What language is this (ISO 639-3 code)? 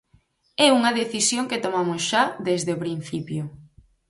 glg